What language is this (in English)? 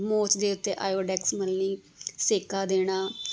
Punjabi